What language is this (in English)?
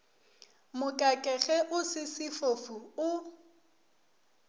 Northern Sotho